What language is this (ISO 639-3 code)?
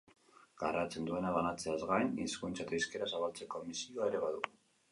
eus